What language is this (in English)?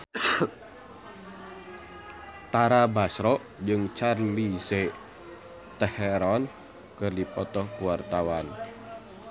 Sundanese